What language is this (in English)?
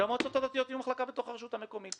Hebrew